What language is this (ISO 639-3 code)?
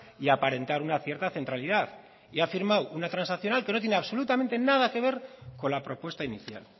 spa